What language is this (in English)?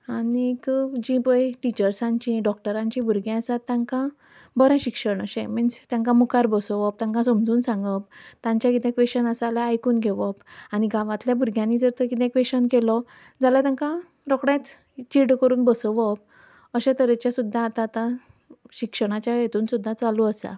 Konkani